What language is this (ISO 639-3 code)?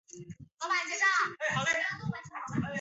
zho